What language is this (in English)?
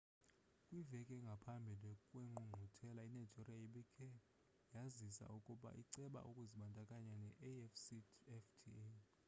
Xhosa